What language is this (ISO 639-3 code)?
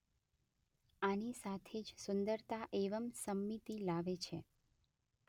guj